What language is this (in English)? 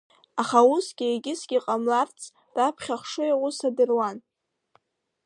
Abkhazian